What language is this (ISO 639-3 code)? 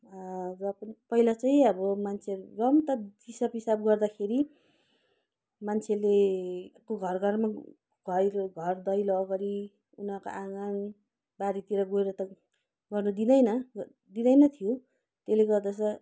nep